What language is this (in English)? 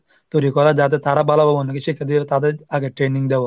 Bangla